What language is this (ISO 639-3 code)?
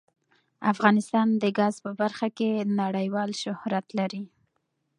pus